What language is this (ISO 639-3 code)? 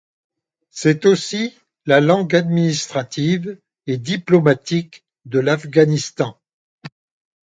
fra